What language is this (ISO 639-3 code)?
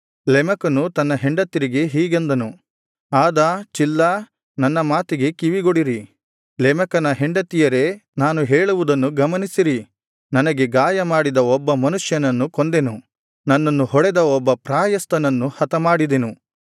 kan